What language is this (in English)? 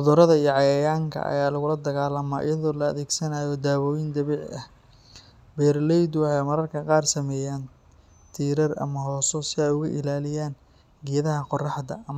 Somali